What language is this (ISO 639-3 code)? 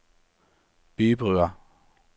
nor